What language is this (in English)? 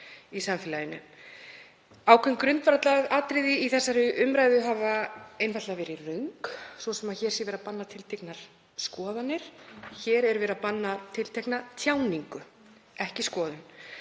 Icelandic